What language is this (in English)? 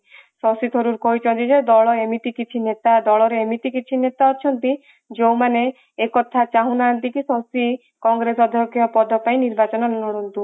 Odia